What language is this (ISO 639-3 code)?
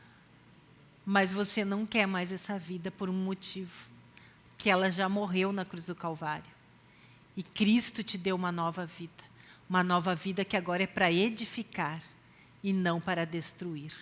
por